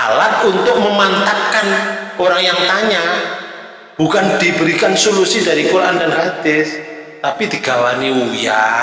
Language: Indonesian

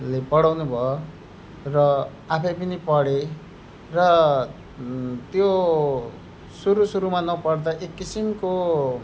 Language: Nepali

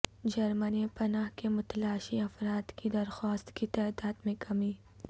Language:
Urdu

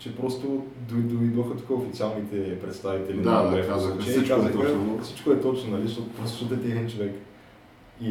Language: Bulgarian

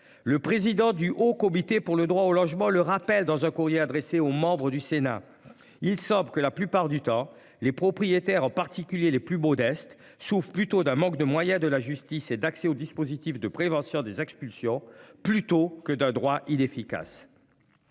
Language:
French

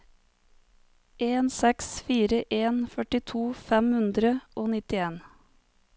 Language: Norwegian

